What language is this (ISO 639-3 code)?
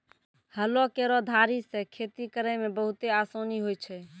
mai